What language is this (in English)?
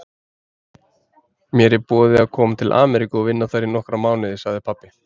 Icelandic